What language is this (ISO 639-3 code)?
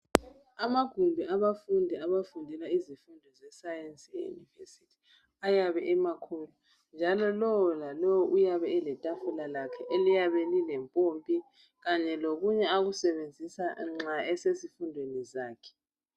nde